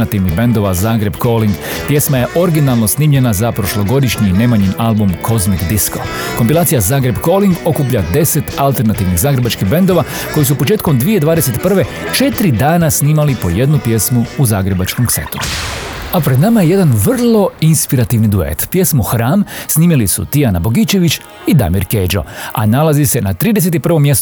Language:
Croatian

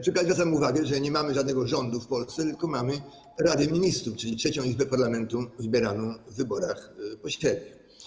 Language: Polish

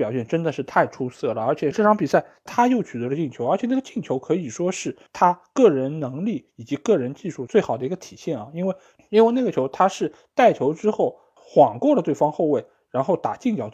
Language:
Chinese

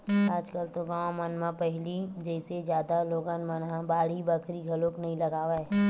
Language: Chhattisgarhi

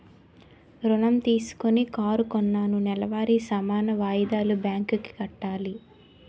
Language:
Telugu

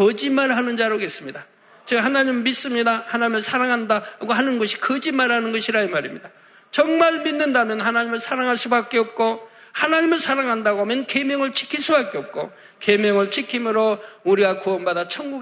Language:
Korean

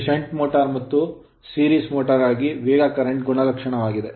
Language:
Kannada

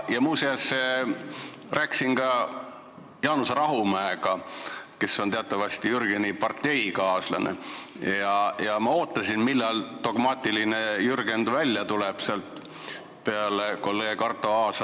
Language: Estonian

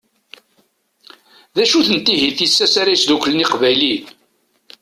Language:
Kabyle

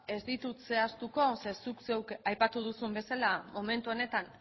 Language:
Basque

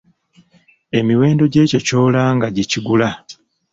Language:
Ganda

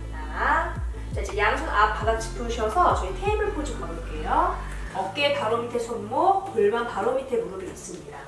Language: Korean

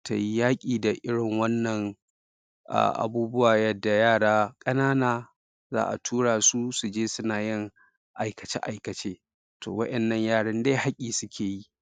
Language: Hausa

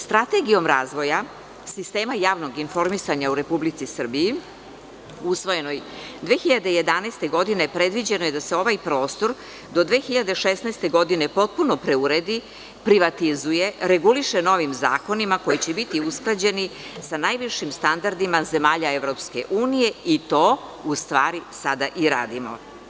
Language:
Serbian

